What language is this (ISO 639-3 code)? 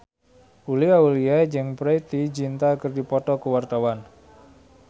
sun